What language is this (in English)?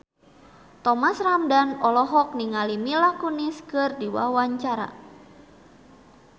Sundanese